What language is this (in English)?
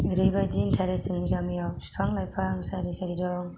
Bodo